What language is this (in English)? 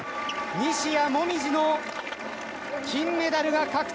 Japanese